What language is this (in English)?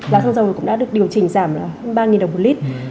Vietnamese